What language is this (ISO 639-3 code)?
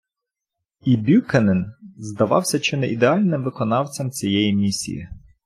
ukr